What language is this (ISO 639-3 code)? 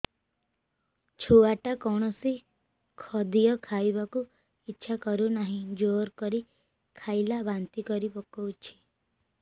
ori